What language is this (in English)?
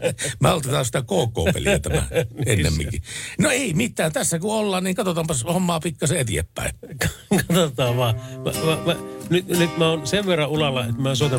Finnish